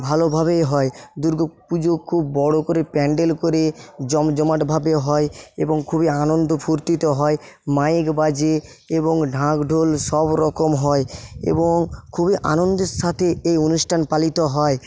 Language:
Bangla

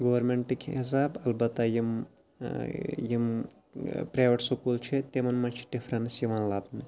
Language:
Kashmiri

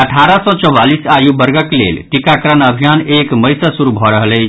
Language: Maithili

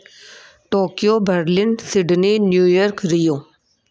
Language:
Sindhi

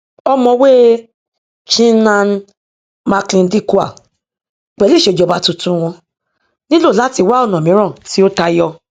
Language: Yoruba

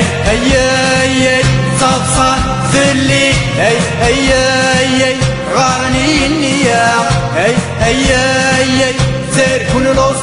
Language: Arabic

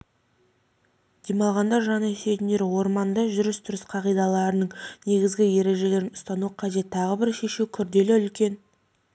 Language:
Kazakh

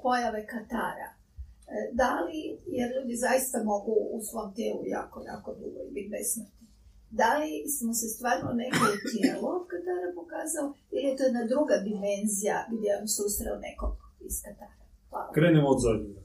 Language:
Croatian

